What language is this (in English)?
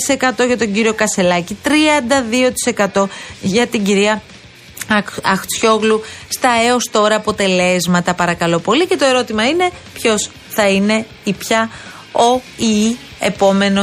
Greek